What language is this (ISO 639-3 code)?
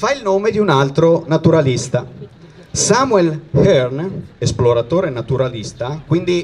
ita